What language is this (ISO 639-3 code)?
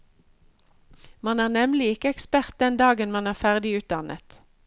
nor